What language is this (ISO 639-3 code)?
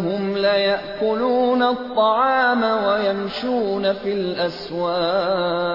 urd